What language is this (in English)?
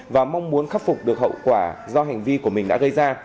Vietnamese